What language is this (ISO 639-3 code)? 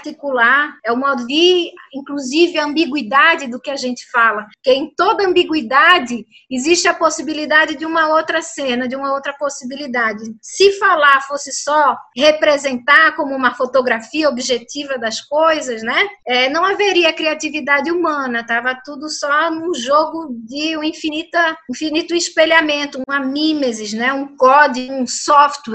por